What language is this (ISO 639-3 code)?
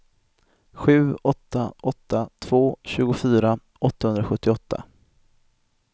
swe